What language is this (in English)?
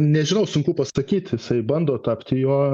Lithuanian